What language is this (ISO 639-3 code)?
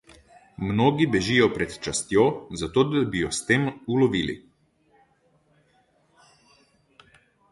slv